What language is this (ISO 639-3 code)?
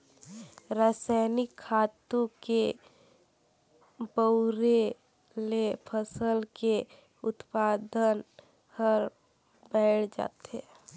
hne